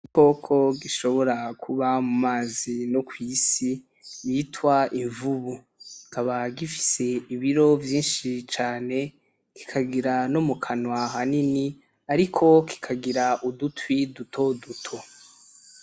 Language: Rundi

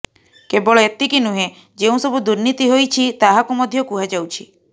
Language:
Odia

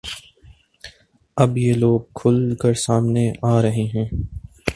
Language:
Urdu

